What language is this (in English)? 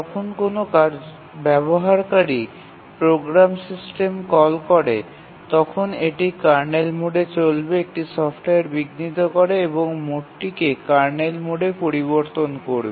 Bangla